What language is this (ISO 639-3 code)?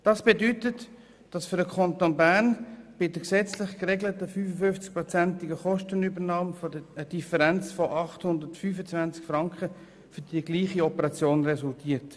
gsw